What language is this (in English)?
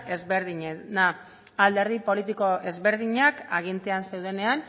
Basque